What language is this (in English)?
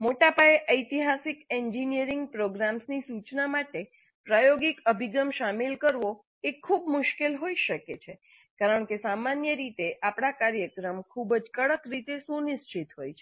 Gujarati